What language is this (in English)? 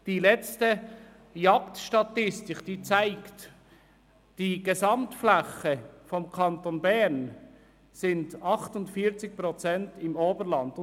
Swiss German